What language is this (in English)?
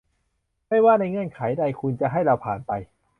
Thai